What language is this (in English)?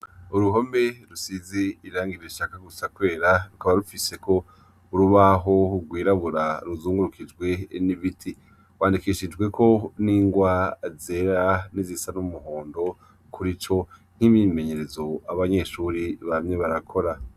Rundi